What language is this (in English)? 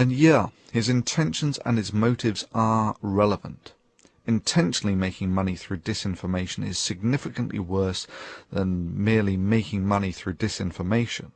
English